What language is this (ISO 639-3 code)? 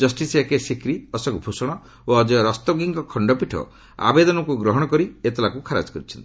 ori